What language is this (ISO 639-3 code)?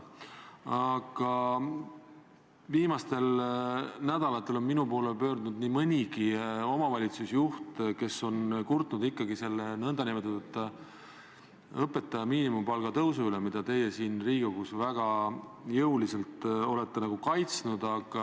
est